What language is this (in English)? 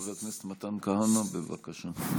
Hebrew